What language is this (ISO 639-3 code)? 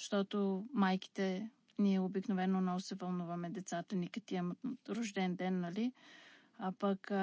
bul